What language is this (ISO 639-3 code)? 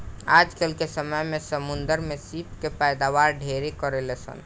bho